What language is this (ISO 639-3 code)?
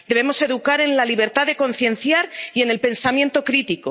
spa